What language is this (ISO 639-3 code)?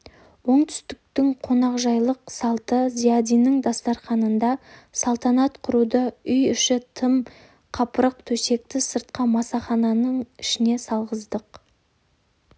kaz